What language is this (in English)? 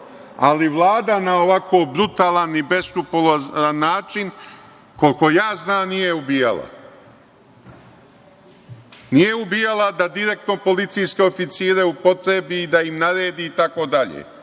Serbian